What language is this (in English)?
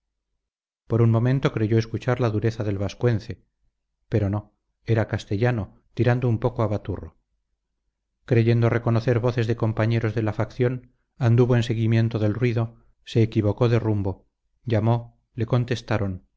Spanish